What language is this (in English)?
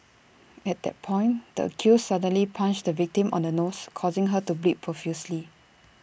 English